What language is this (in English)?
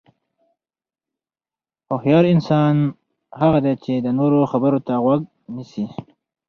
Pashto